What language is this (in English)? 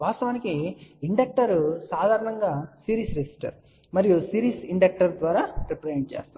Telugu